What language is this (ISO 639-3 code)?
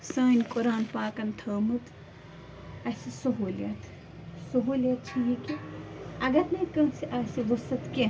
kas